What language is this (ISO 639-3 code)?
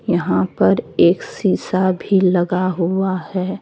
hin